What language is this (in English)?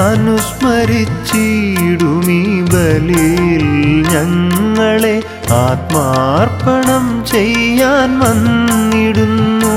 Malayalam